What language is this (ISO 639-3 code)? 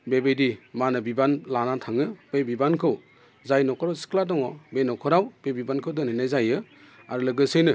brx